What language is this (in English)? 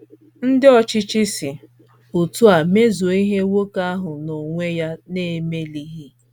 Igbo